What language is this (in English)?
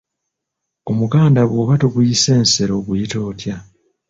Ganda